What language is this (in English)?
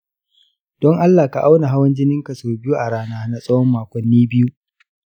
Hausa